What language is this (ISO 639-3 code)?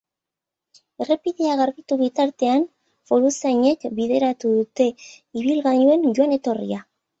eus